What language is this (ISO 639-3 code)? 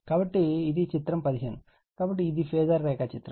tel